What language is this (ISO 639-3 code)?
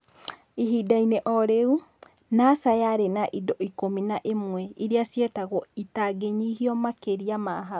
kik